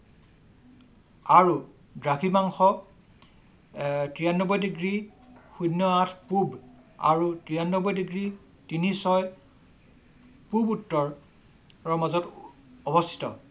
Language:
Assamese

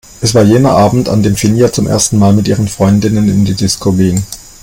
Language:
German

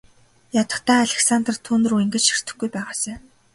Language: Mongolian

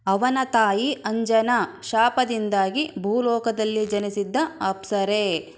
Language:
Kannada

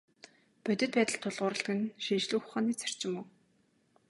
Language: Mongolian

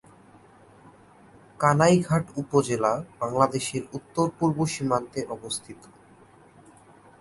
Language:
Bangla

